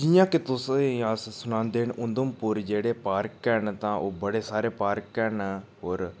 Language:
Dogri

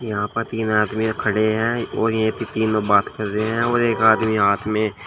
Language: Hindi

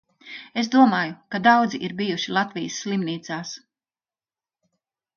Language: Latvian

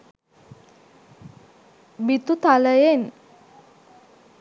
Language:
Sinhala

